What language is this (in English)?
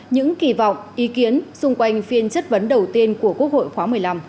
Vietnamese